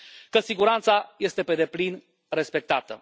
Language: Romanian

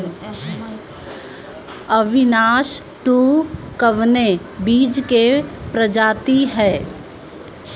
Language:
Bhojpuri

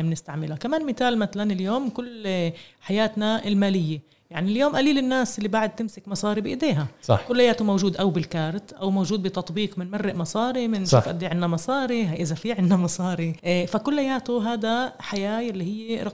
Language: Arabic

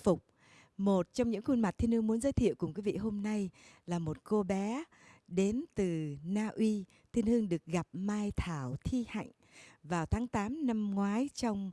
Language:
Vietnamese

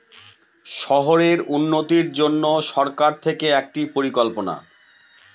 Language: Bangla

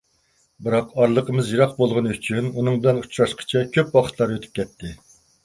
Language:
Uyghur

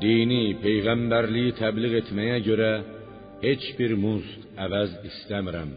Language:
Persian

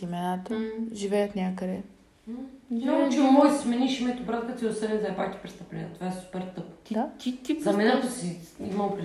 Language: Bulgarian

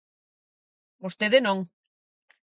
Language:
Galician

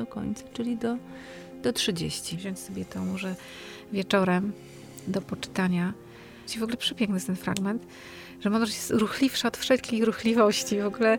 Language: Polish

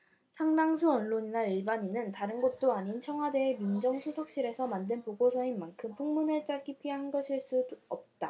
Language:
Korean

